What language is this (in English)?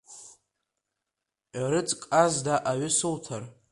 Abkhazian